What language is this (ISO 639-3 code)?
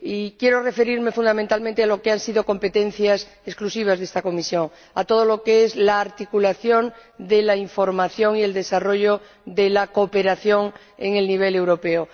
spa